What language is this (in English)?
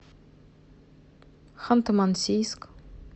Russian